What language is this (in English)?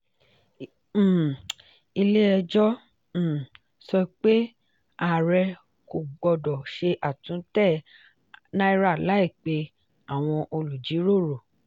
Yoruba